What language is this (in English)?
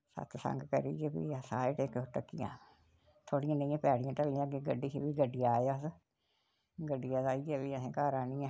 Dogri